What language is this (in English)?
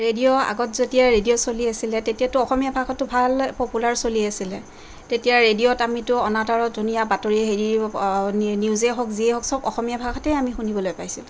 Assamese